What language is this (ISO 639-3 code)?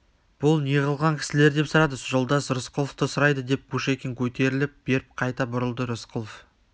kaz